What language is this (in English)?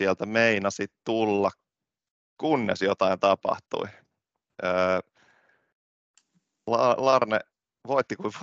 Finnish